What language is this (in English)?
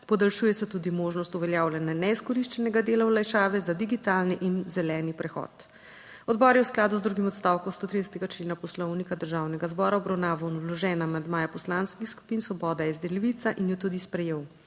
Slovenian